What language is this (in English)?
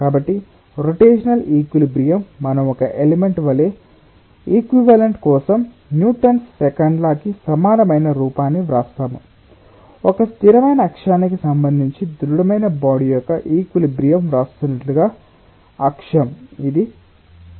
Telugu